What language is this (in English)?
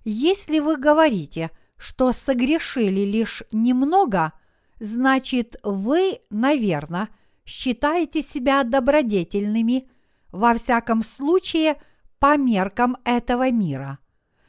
Russian